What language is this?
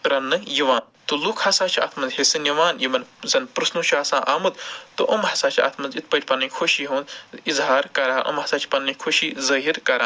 Kashmiri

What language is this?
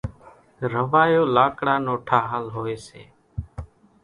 Kachi Koli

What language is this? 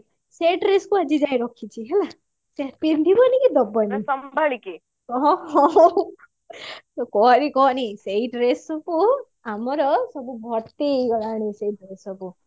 Odia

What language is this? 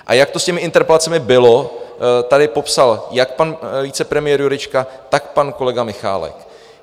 Czech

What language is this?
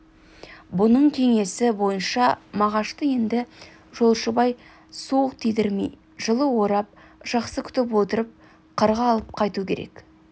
Kazakh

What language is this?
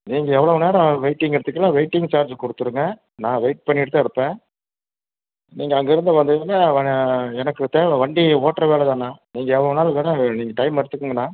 Tamil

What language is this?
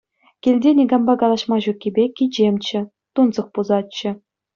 Chuvash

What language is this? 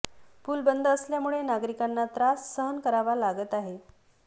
Marathi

